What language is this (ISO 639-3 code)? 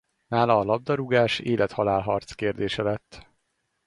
hun